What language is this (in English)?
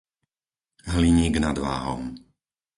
Slovak